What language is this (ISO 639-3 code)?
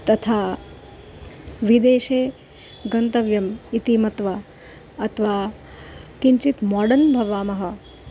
san